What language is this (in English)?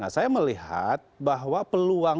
Indonesian